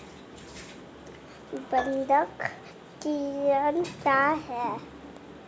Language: Hindi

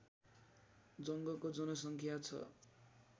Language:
Nepali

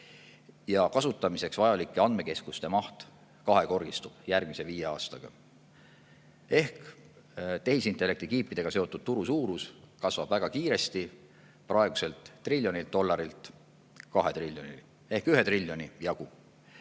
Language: Estonian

